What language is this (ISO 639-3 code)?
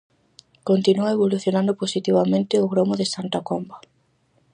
glg